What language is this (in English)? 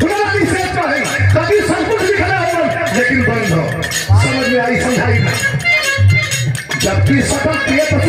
Arabic